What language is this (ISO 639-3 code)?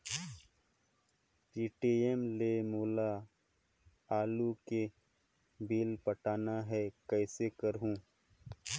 hne